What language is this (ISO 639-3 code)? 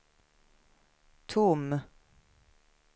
swe